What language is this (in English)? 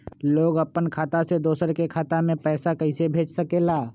Magahi